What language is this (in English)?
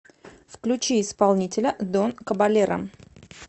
Russian